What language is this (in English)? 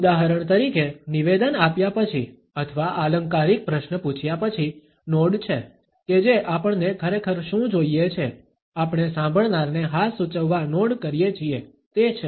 Gujarati